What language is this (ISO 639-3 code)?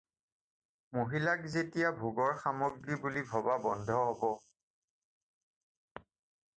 asm